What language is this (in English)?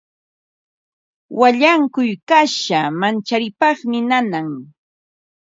Ambo-Pasco Quechua